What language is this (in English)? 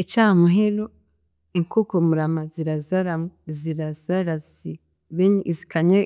Chiga